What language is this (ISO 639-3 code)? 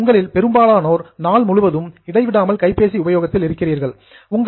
tam